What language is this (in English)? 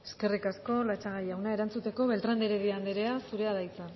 Basque